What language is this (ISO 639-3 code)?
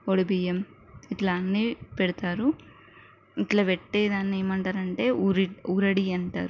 tel